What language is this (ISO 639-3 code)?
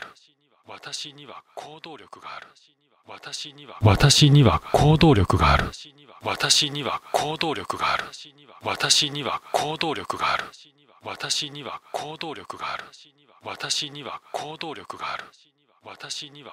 jpn